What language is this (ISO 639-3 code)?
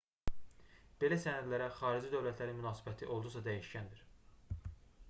aze